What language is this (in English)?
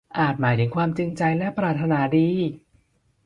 Thai